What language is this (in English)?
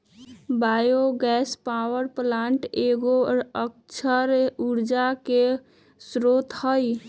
Magahi